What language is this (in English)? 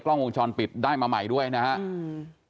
Thai